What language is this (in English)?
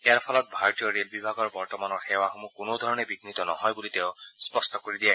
Assamese